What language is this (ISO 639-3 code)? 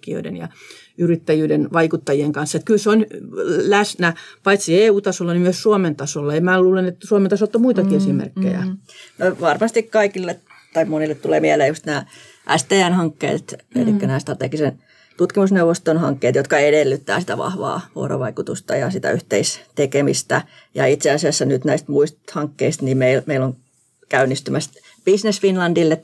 fin